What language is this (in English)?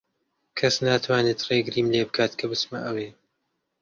Central Kurdish